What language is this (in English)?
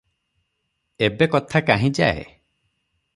Odia